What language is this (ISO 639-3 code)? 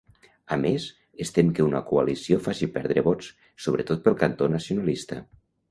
cat